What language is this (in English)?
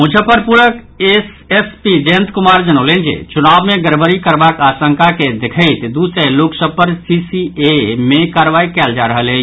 Maithili